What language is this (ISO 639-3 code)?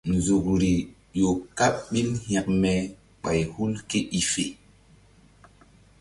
mdd